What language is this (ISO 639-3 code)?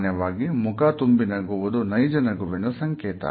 kan